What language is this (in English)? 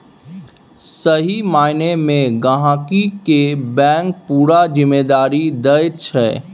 Maithili